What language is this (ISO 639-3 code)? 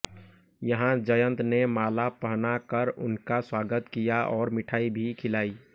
hin